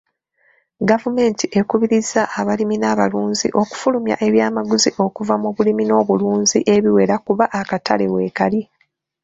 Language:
Ganda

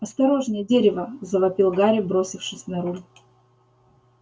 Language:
Russian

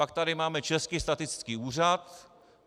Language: Czech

